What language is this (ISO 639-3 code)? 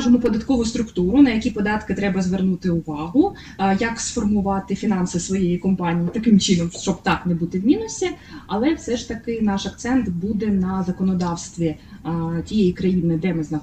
ukr